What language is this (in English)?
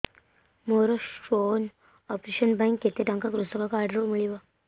Odia